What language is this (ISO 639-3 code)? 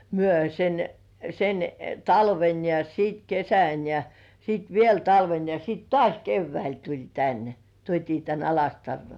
fin